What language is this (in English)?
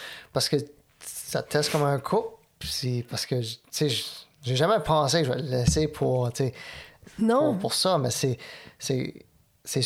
French